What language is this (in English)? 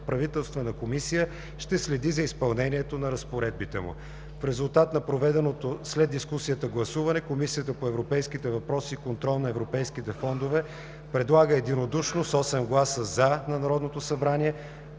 Bulgarian